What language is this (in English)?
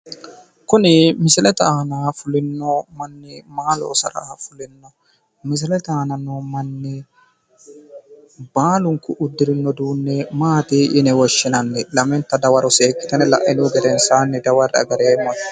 Sidamo